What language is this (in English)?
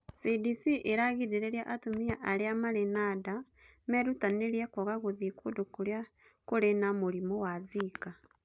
Kikuyu